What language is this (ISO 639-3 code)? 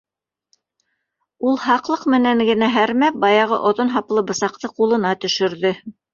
bak